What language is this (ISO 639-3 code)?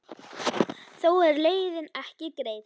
isl